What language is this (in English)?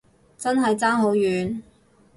Cantonese